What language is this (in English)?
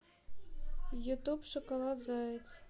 Russian